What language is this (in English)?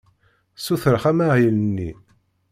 Kabyle